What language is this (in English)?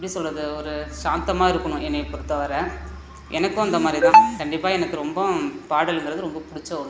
Tamil